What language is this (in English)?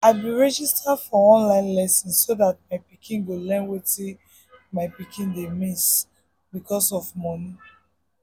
Nigerian Pidgin